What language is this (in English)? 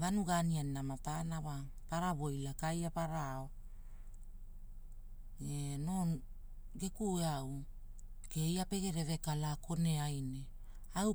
Hula